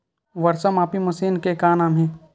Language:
Chhattisgarhi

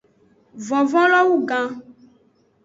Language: Aja (Benin)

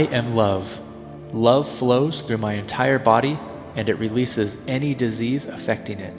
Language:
English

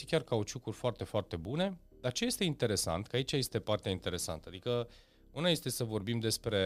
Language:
Romanian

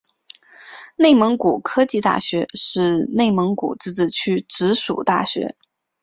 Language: Chinese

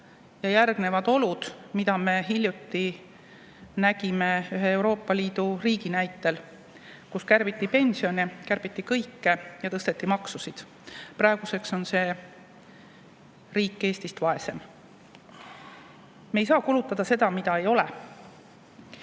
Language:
Estonian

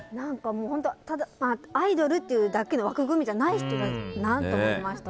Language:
Japanese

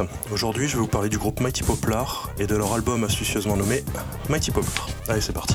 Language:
French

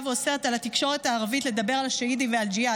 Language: Hebrew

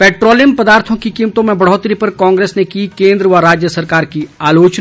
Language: Hindi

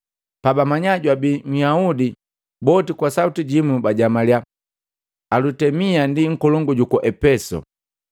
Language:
Matengo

